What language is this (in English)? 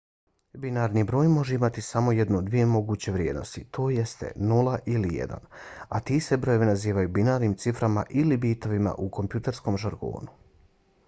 Bosnian